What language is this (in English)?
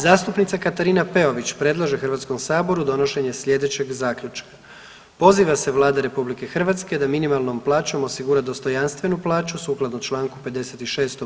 Croatian